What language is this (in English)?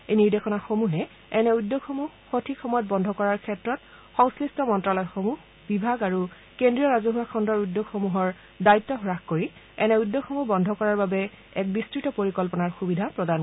Assamese